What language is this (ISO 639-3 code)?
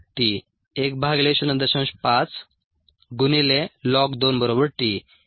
mar